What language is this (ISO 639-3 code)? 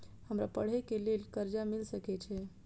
mai